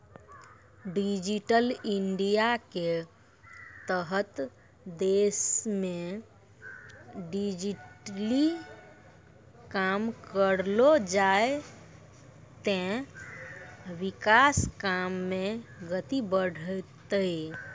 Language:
Maithili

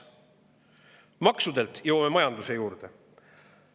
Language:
Estonian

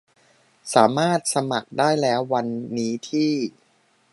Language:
Thai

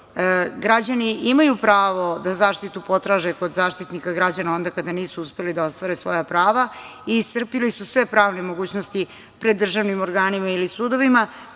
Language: Serbian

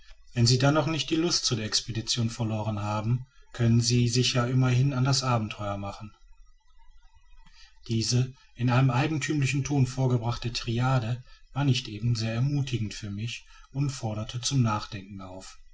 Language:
German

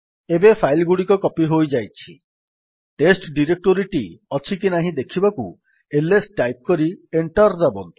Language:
Odia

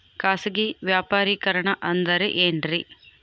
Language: Kannada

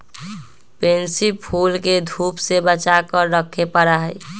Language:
Magahi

